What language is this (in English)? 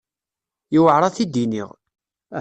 Kabyle